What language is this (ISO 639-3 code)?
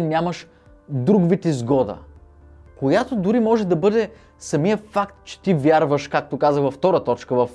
bul